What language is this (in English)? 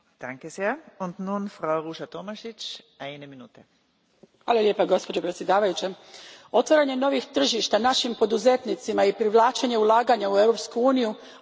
Croatian